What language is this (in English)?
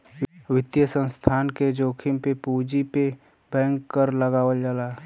Bhojpuri